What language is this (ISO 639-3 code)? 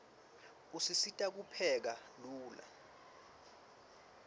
ssw